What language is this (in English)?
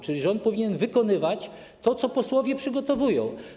Polish